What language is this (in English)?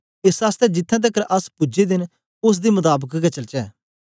Dogri